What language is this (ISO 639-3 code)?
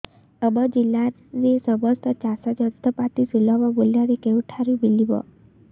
ori